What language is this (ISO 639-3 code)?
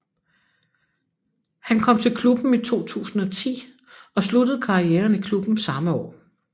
dan